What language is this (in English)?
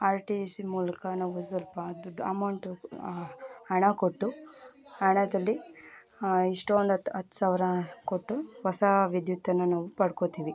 Kannada